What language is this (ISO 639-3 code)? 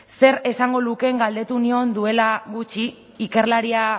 eus